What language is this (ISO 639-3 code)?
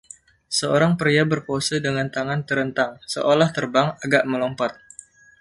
ind